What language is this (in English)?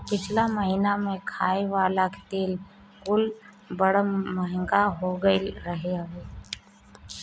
Bhojpuri